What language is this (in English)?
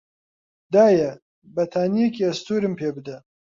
Central Kurdish